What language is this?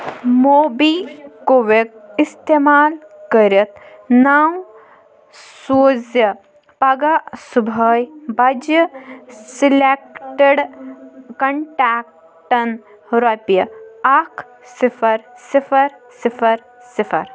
Kashmiri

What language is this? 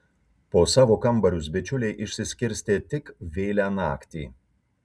Lithuanian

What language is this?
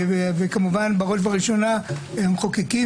Hebrew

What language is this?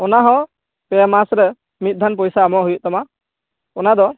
Santali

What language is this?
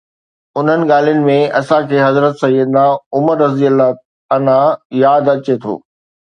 Sindhi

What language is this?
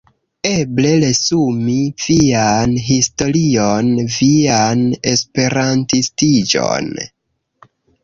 Esperanto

